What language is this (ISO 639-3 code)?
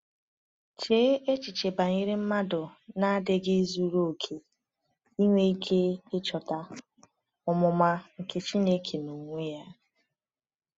ibo